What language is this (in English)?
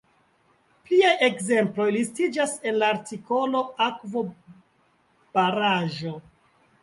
Esperanto